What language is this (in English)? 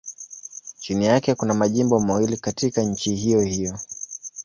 Swahili